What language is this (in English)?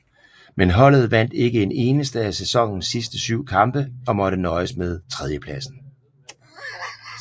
Danish